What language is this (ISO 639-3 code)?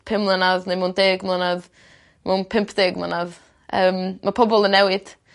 cym